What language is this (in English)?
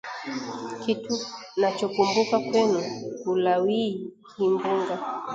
Swahili